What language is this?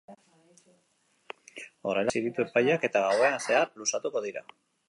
Basque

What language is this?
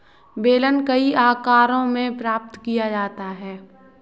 Hindi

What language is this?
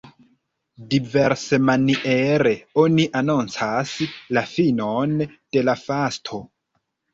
Esperanto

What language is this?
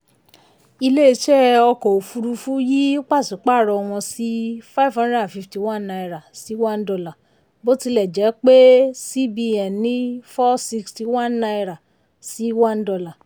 Yoruba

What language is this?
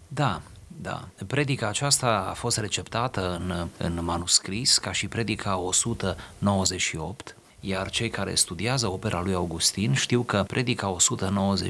Romanian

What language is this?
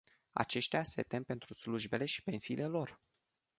Romanian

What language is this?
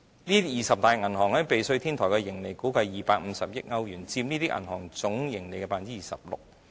Cantonese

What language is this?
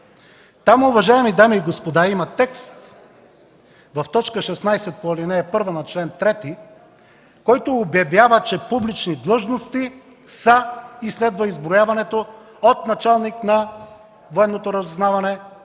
Bulgarian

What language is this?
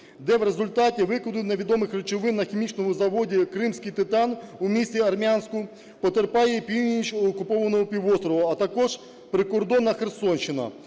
Ukrainian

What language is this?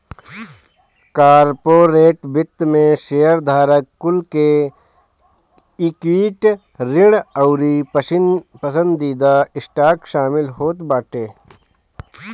Bhojpuri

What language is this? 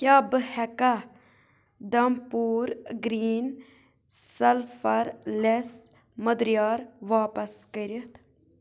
Kashmiri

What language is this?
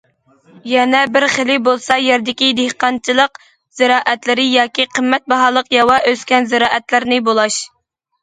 Uyghur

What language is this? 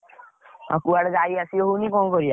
Odia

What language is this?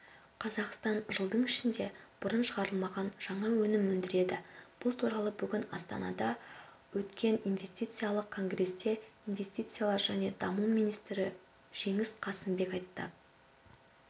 Kazakh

